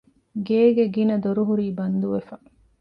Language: Divehi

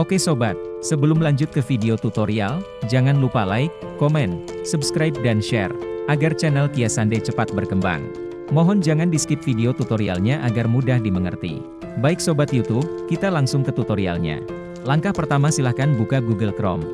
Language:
Indonesian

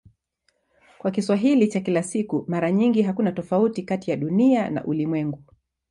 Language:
Swahili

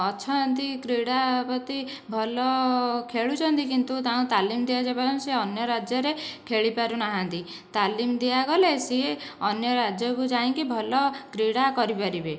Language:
Odia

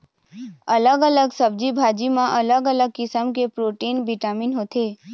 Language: Chhattisgarhi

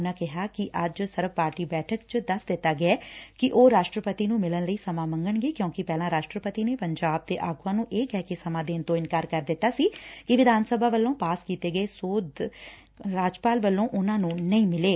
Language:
Punjabi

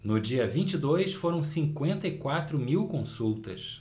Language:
Portuguese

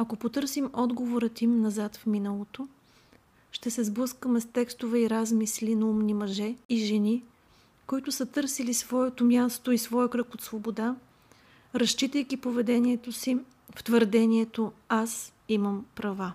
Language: Bulgarian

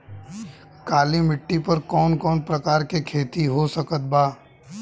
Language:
Bhojpuri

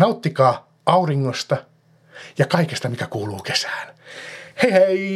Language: Finnish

